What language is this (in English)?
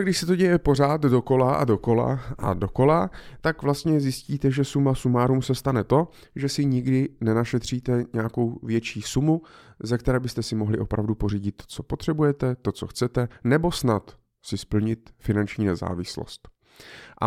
Czech